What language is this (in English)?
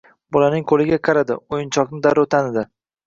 Uzbek